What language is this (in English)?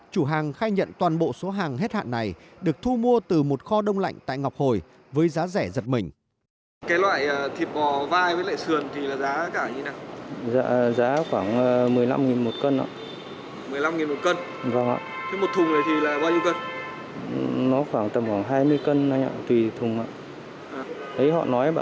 Vietnamese